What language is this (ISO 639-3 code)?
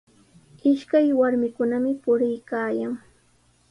qws